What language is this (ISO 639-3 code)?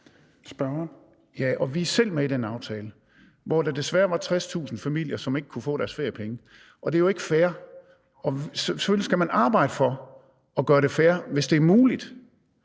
dan